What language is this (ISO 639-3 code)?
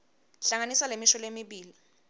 ssw